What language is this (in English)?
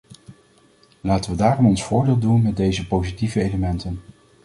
Dutch